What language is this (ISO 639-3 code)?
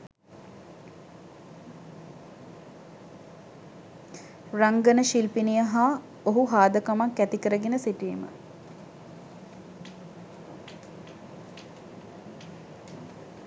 sin